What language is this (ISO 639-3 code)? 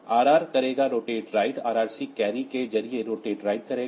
hin